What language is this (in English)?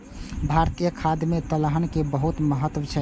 Maithili